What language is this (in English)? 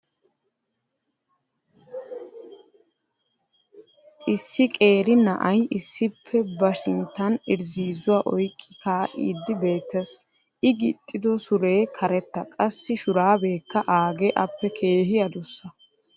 Wolaytta